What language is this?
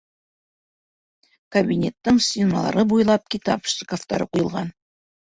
Bashkir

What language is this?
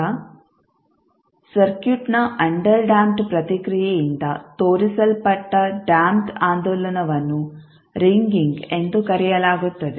Kannada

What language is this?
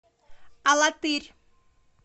Russian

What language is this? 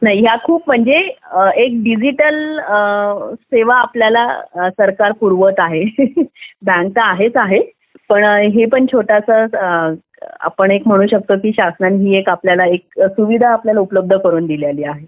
Marathi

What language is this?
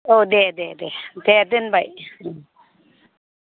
Bodo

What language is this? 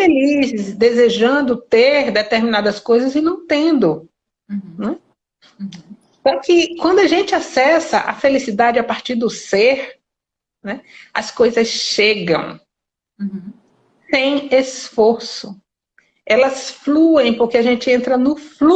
Portuguese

